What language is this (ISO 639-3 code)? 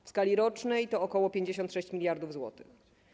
pol